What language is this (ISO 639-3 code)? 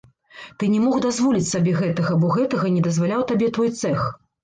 bel